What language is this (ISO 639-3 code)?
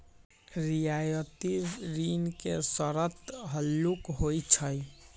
mag